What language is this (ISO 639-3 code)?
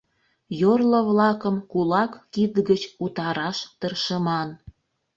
chm